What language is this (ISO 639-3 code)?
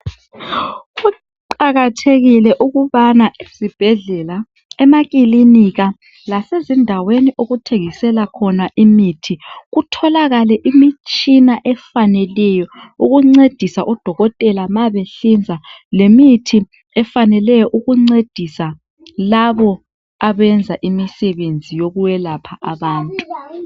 nde